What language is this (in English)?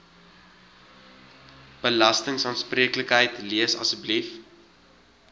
Afrikaans